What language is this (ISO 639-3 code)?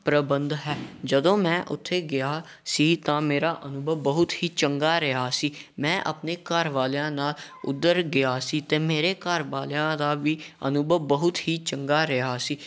pan